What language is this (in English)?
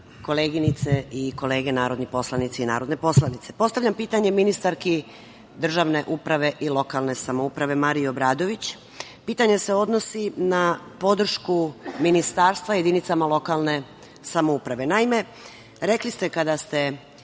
Serbian